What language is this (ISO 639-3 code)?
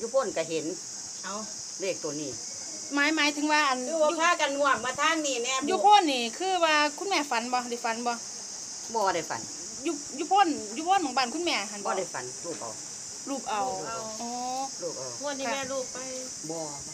tha